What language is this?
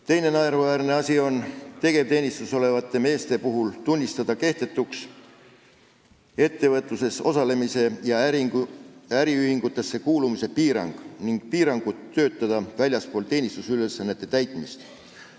Estonian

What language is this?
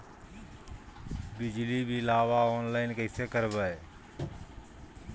Magahi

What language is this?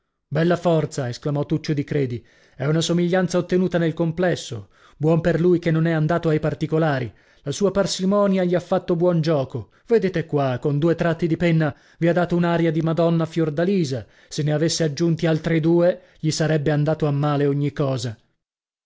Italian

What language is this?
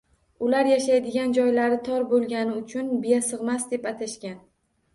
Uzbek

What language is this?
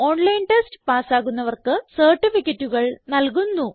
Malayalam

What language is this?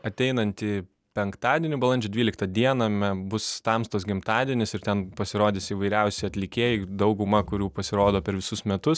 Lithuanian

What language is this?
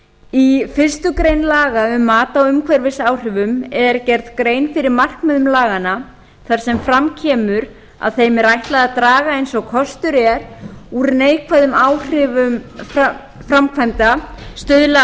Icelandic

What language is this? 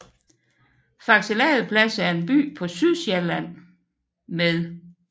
Danish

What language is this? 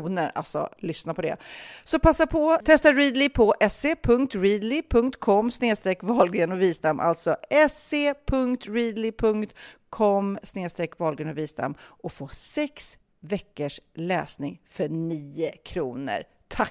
Swedish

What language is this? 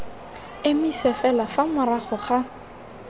Tswana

